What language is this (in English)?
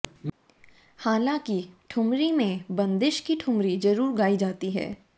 Hindi